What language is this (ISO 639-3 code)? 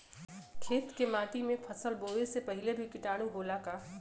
bho